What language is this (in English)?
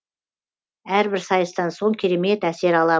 Kazakh